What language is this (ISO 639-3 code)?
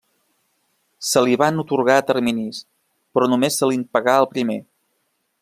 cat